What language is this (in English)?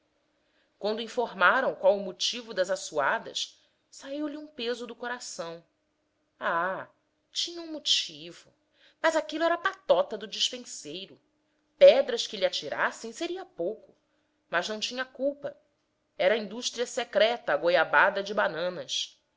Portuguese